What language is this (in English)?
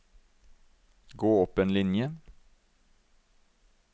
Norwegian